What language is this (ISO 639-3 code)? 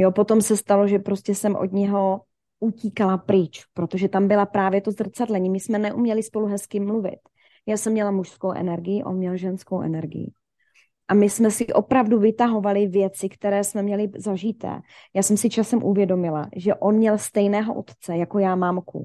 ces